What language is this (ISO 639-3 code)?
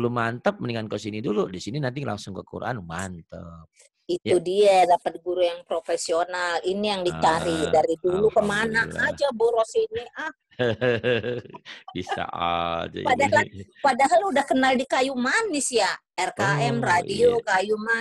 ind